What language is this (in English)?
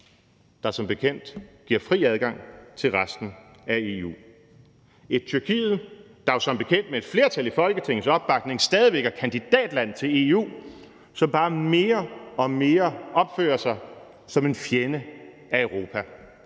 Danish